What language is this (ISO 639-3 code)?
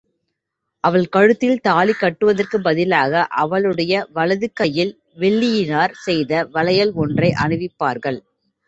tam